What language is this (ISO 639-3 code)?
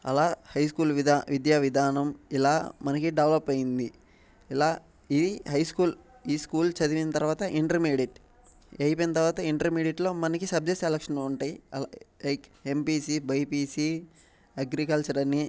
tel